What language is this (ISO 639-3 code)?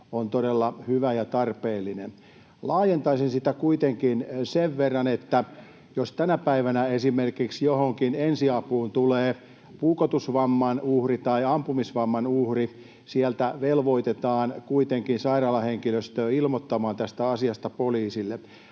fin